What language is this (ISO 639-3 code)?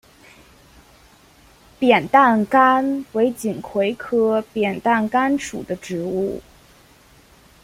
zho